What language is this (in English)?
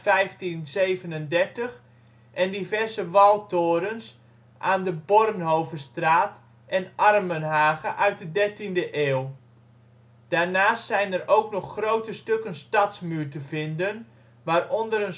Dutch